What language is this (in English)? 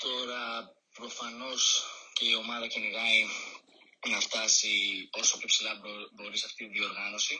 Greek